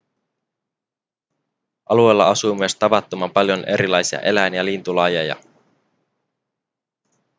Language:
Finnish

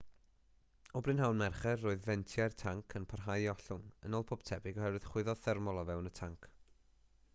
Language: Welsh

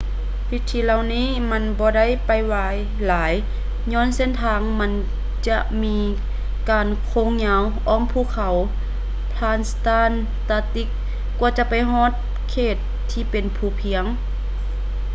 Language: Lao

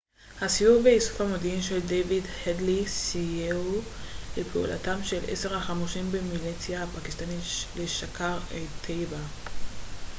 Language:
Hebrew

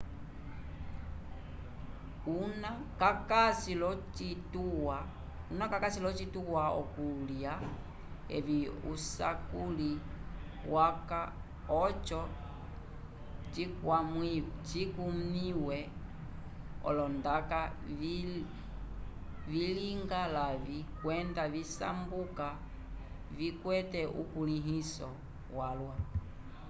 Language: Umbundu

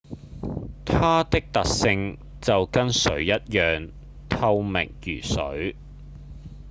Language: Cantonese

